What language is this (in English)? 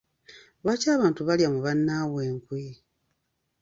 Ganda